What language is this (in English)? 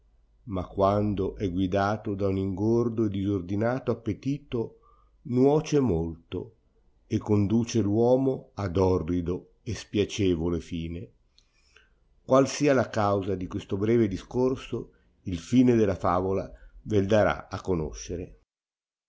Italian